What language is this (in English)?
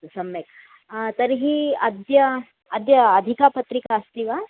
Sanskrit